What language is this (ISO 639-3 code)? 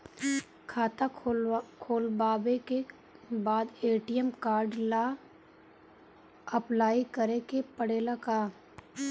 bho